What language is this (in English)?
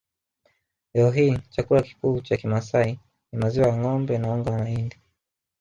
Swahili